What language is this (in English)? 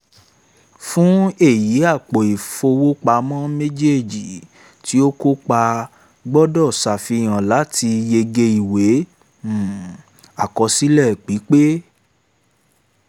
Yoruba